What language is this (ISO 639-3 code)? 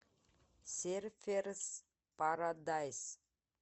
rus